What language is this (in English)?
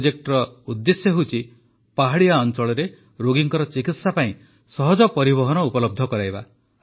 Odia